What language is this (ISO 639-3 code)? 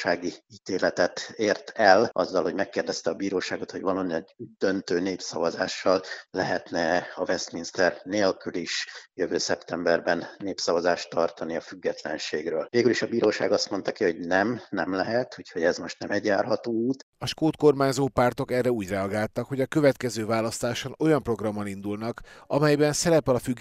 hun